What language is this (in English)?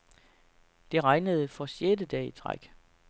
Danish